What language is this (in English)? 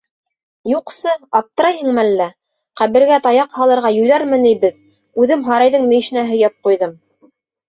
Bashkir